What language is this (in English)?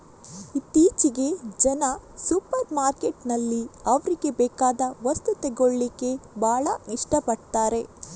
Kannada